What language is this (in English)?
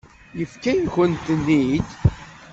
Kabyle